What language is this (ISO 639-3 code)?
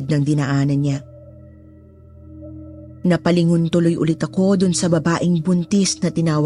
fil